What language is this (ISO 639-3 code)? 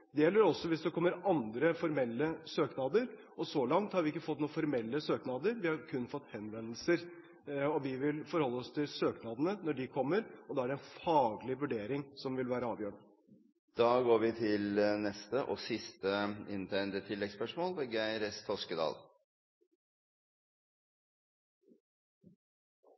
nor